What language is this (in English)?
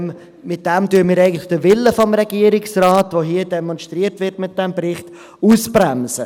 Swiss German